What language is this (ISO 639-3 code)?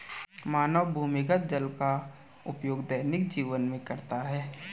hin